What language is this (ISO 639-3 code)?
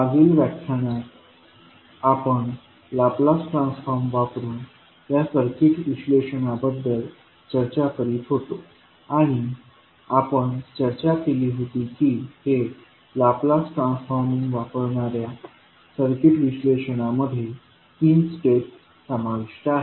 mar